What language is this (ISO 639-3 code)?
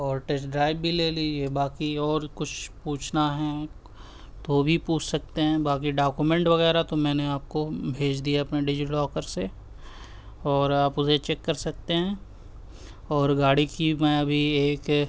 urd